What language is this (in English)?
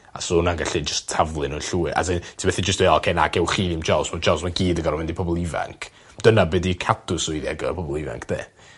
Welsh